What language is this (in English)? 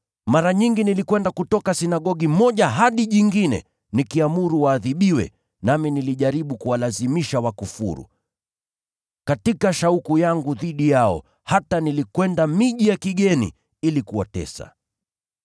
Swahili